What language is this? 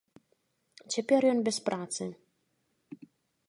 Belarusian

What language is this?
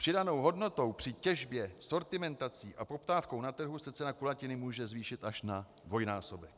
Czech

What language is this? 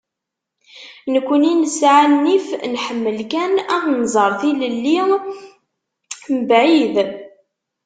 Kabyle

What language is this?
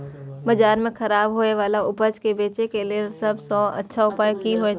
Maithili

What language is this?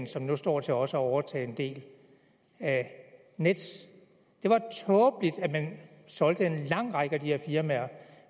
Danish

